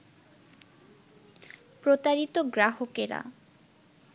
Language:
Bangla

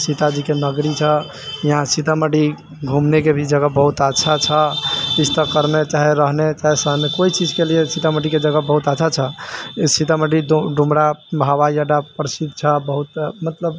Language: Maithili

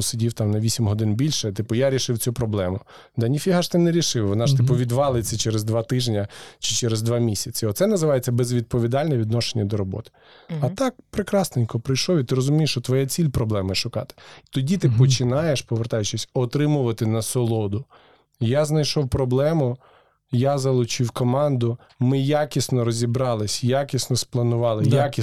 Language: Ukrainian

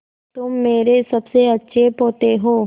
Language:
Hindi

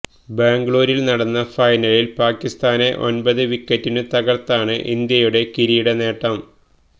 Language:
Malayalam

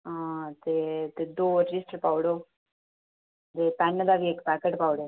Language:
Dogri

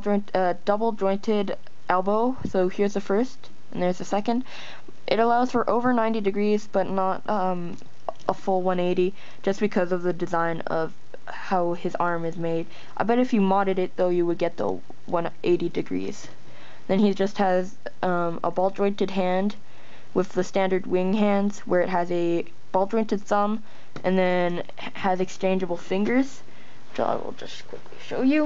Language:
English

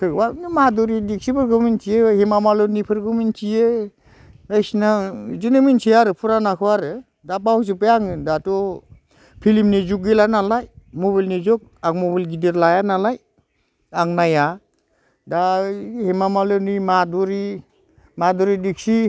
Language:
Bodo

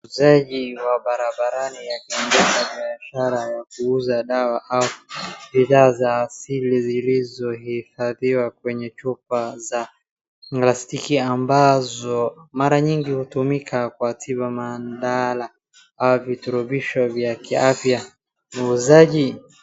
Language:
Swahili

